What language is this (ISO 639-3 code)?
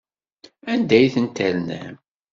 kab